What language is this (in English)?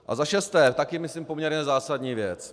Czech